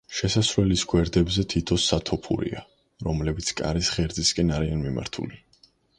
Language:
Georgian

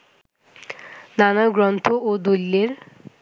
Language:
Bangla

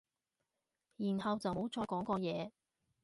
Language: Cantonese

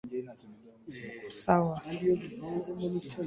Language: Kinyarwanda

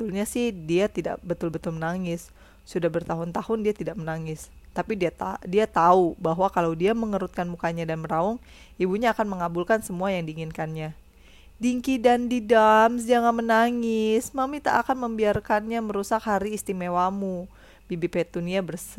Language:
Indonesian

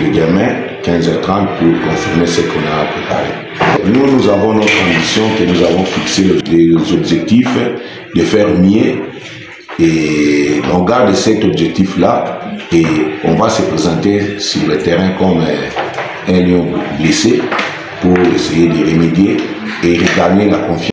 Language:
French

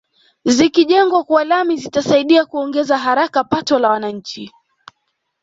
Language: Swahili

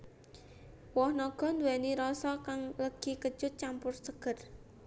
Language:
Javanese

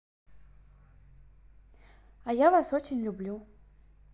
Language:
Russian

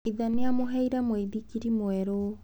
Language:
Kikuyu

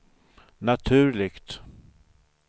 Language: Swedish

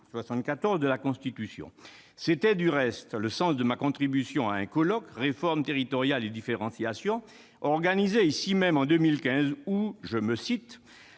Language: French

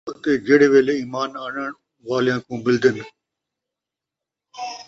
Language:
Saraiki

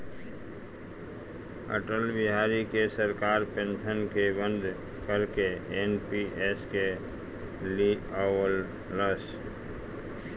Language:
Bhojpuri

